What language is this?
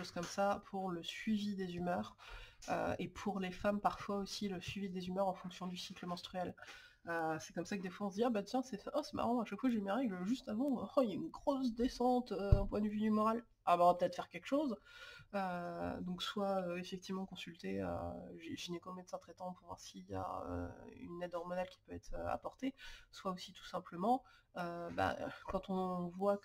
French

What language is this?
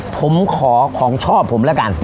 Thai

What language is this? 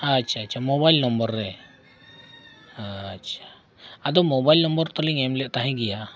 Santali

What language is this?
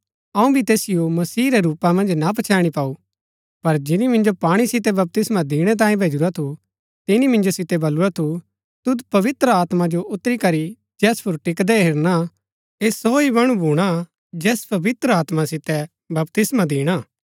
Gaddi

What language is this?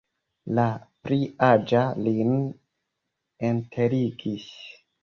Esperanto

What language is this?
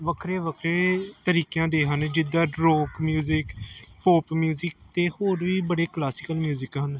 Punjabi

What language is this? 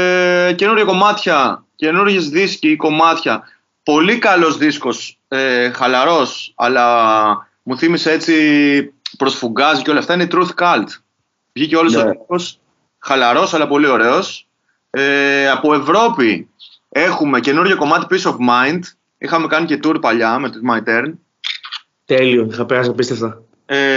Greek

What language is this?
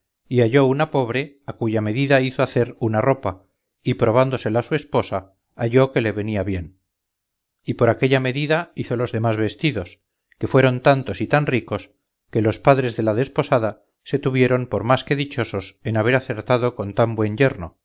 Spanish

